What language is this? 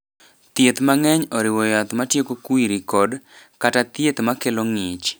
Luo (Kenya and Tanzania)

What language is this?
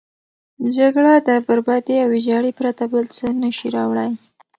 Pashto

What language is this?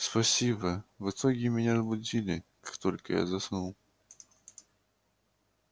Russian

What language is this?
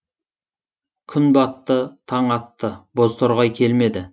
Kazakh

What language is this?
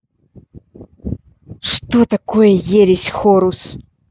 Russian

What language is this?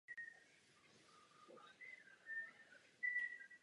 Czech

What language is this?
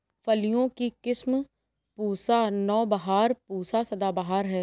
Hindi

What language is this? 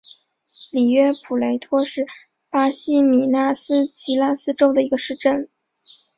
Chinese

